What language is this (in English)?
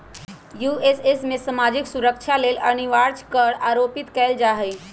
Magahi